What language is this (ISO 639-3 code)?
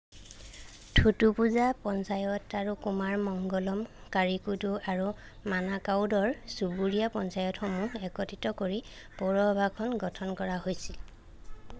asm